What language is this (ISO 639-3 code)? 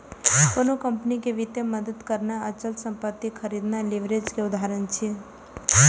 mai